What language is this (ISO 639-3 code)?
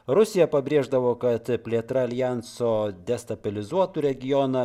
lit